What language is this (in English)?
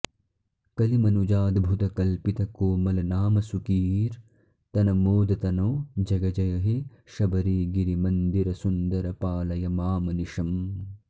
Sanskrit